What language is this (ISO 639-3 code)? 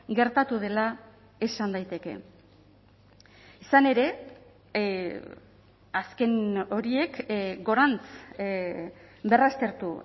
eus